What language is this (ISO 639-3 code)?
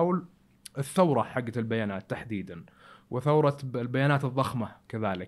ara